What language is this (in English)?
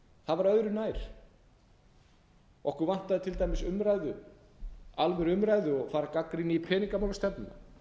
Icelandic